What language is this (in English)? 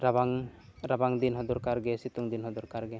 Santali